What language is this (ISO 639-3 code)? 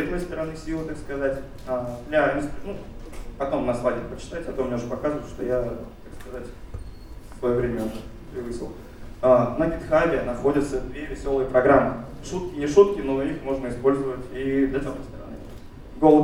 rus